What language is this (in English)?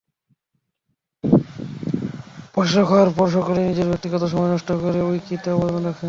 Bangla